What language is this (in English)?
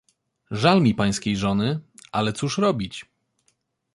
Polish